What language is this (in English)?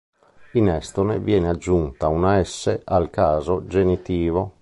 Italian